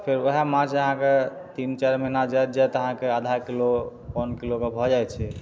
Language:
Maithili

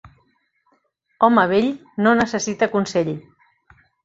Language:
Catalan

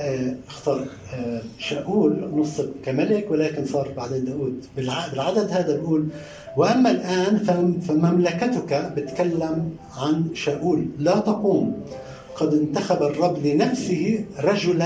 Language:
Arabic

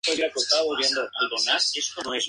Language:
Spanish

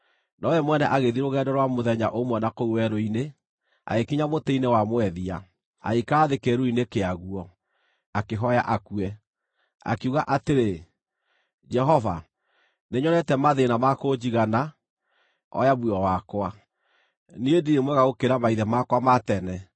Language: Kikuyu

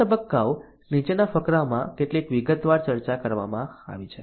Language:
Gujarati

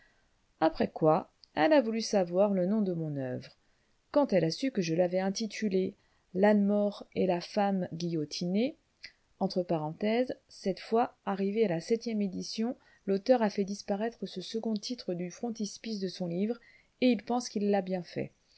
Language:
French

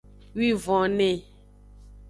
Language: Aja (Benin)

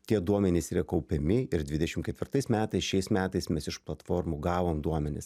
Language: Lithuanian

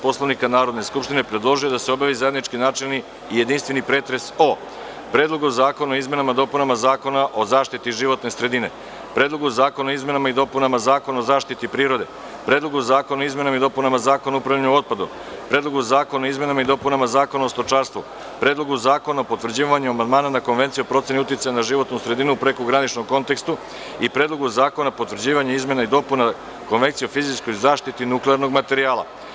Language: Serbian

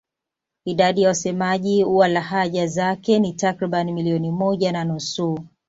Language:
Swahili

